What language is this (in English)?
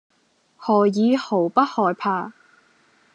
Cantonese